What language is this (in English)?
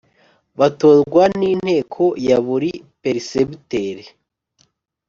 Kinyarwanda